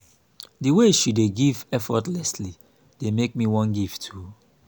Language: Nigerian Pidgin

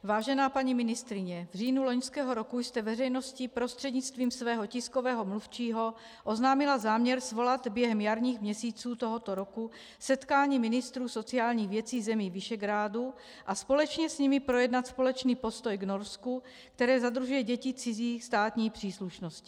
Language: Czech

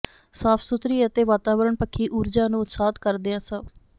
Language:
Punjabi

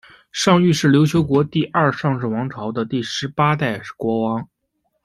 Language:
Chinese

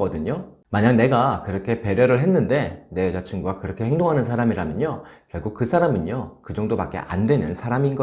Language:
Korean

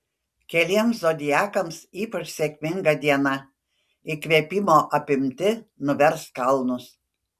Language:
Lithuanian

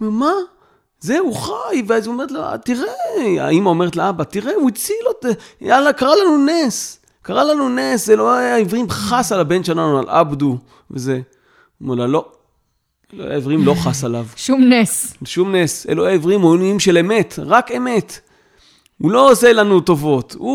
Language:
Hebrew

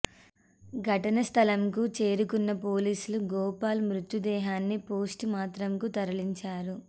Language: Telugu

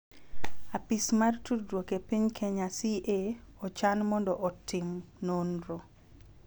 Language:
Luo (Kenya and Tanzania)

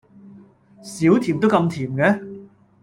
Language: Cantonese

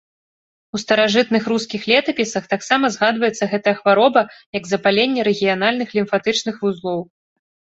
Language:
Belarusian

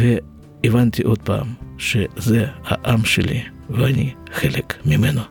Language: Hebrew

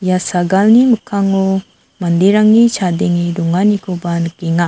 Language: Garo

